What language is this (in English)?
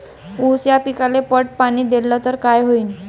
Marathi